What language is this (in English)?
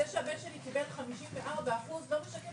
Hebrew